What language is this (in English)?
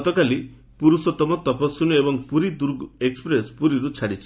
Odia